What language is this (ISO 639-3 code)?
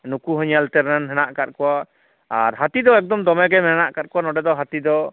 sat